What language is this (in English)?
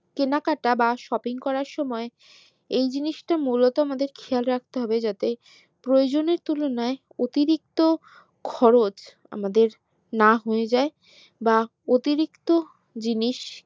Bangla